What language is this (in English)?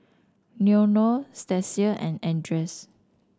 English